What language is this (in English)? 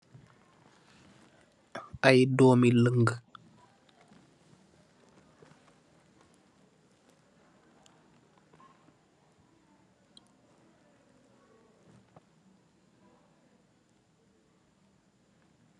Wolof